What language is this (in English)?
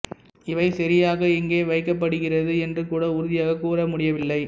Tamil